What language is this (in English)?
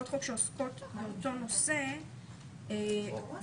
Hebrew